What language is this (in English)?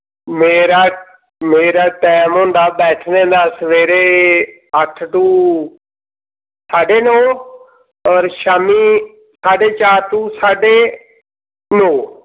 Dogri